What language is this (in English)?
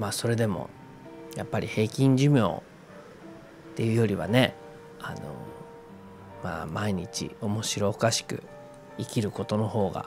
Japanese